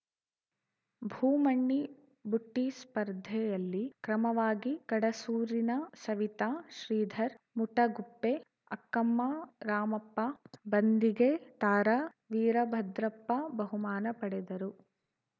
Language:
Kannada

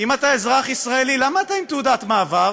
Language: Hebrew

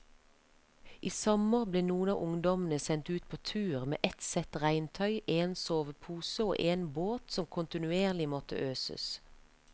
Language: Norwegian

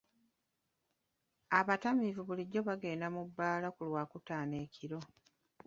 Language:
Ganda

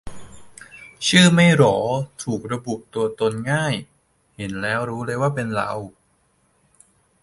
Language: Thai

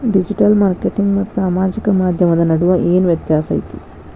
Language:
Kannada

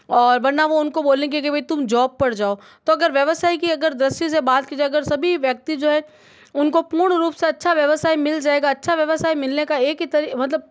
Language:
Hindi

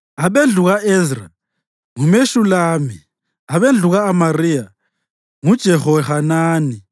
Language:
North Ndebele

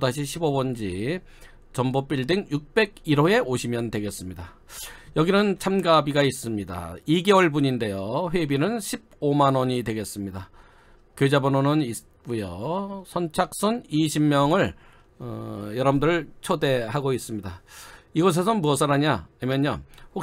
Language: Korean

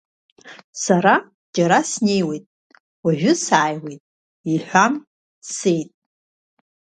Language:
Abkhazian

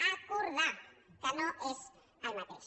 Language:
Catalan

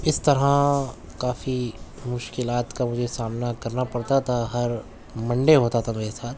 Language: Urdu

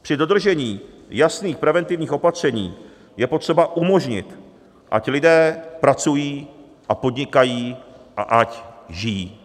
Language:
Czech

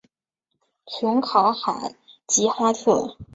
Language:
Chinese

